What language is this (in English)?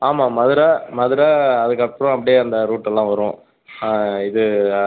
Tamil